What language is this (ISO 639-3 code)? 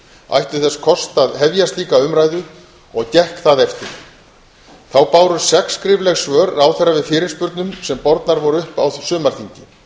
isl